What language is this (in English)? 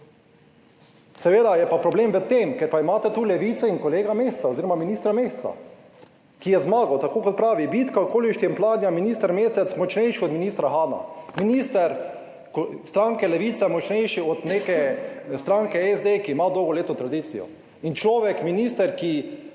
Slovenian